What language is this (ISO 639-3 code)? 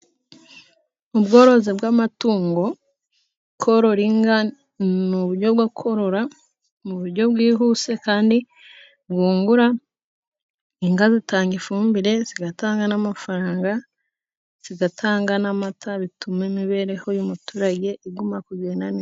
kin